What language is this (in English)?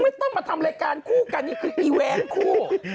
Thai